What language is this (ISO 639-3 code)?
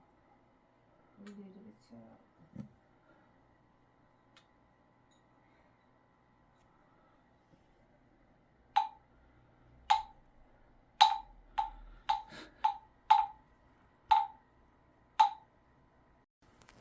kor